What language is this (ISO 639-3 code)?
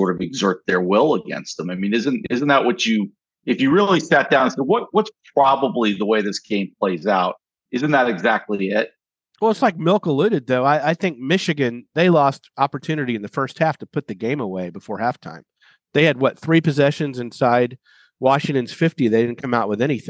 eng